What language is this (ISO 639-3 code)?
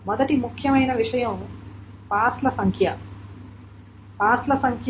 tel